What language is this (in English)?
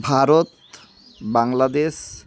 Santali